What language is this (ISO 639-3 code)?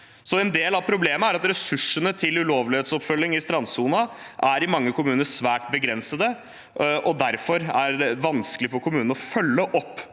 nor